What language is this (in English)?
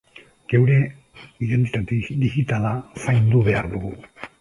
Basque